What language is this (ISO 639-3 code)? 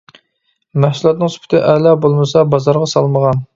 uig